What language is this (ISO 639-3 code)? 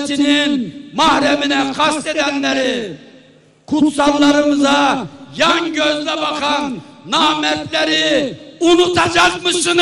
tur